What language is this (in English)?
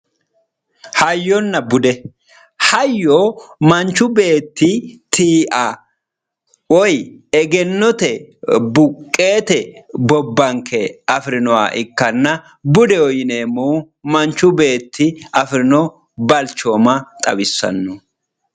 Sidamo